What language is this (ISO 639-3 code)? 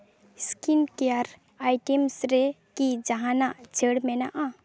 sat